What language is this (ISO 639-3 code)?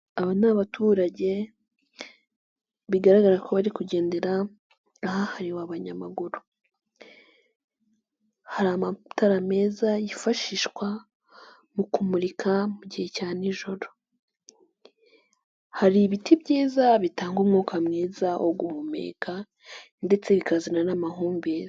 kin